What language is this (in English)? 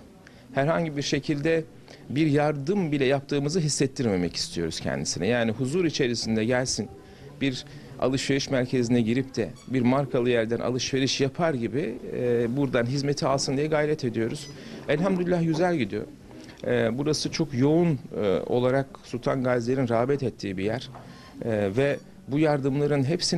Turkish